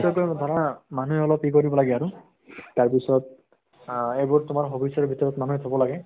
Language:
Assamese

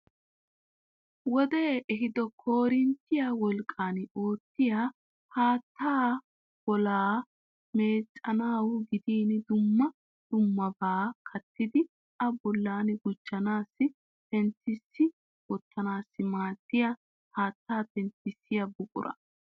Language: Wolaytta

